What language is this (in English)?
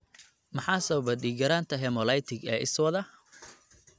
Somali